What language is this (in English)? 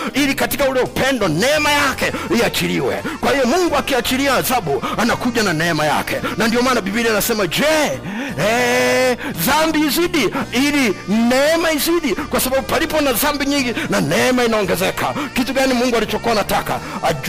Swahili